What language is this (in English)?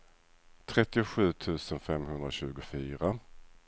Swedish